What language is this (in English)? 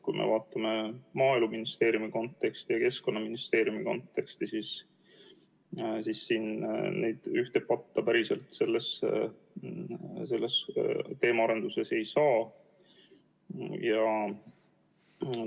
Estonian